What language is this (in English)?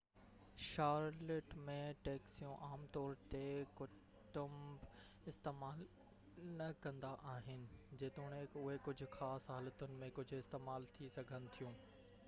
Sindhi